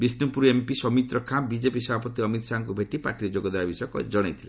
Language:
Odia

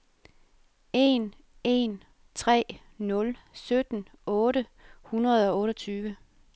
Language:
Danish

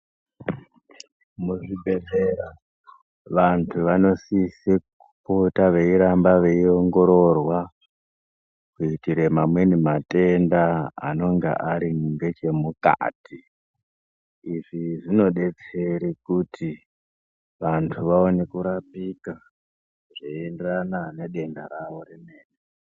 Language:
Ndau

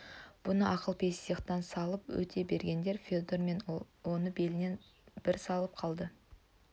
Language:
Kazakh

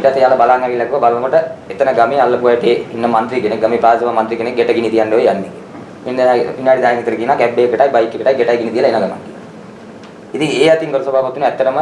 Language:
Sinhala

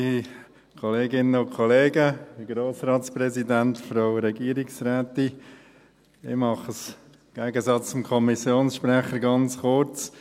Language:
Swiss German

